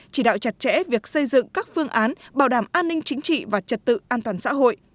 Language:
Vietnamese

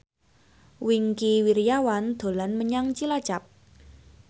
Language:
Javanese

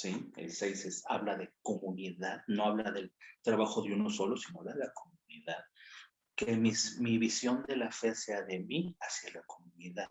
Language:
Spanish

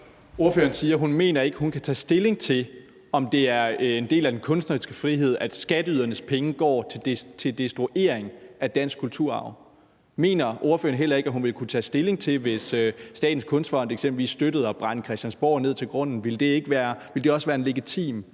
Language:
Danish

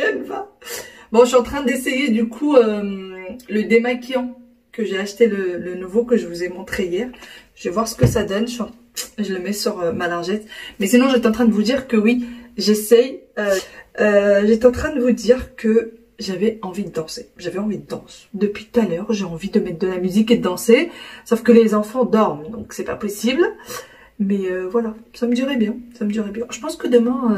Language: French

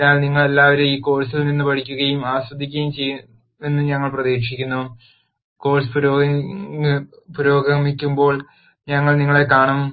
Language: Malayalam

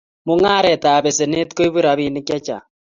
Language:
Kalenjin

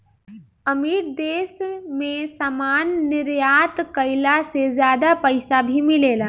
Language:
Bhojpuri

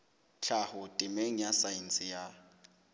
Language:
Southern Sotho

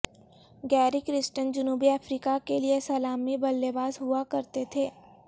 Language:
Urdu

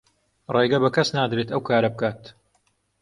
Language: Central Kurdish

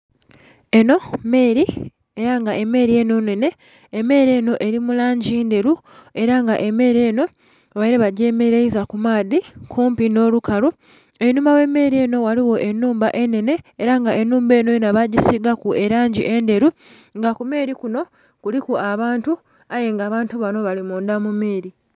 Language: Soga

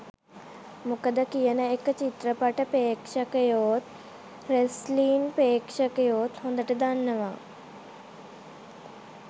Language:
Sinhala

